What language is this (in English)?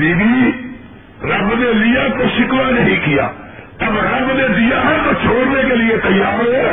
Urdu